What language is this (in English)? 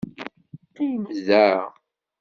Kabyle